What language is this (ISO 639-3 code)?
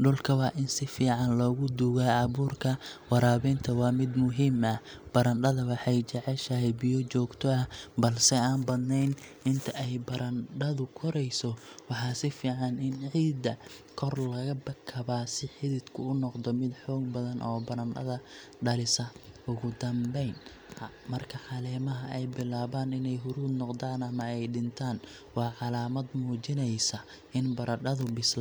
som